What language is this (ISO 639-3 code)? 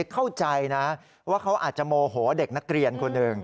tha